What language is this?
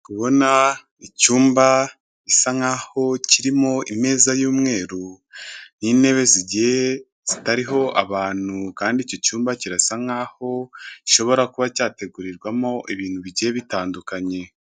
Kinyarwanda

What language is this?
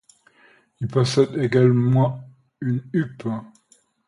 French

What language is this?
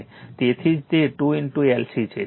Gujarati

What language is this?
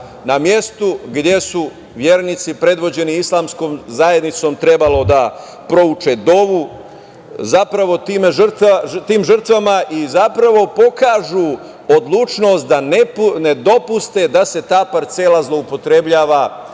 Serbian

